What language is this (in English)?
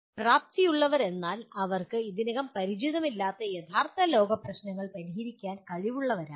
Malayalam